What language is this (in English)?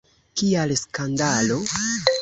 Esperanto